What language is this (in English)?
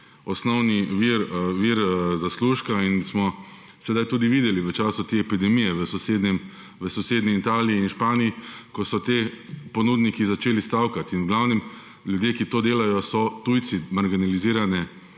Slovenian